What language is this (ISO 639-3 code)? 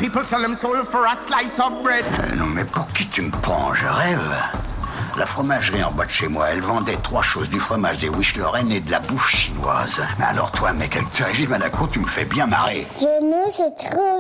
fra